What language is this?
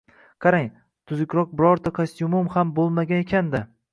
Uzbek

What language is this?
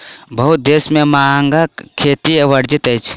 Maithili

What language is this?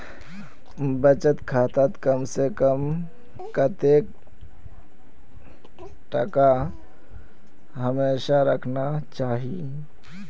Magahi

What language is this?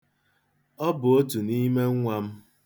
Igbo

